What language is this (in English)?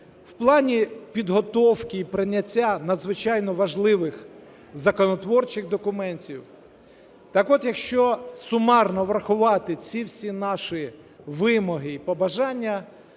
Ukrainian